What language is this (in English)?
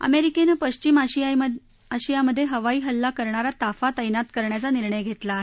Marathi